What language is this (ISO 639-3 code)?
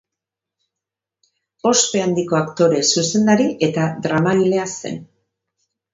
eus